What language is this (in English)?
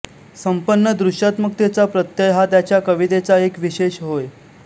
Marathi